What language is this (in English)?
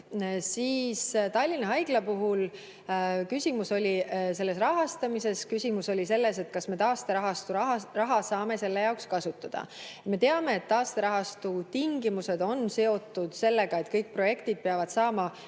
Estonian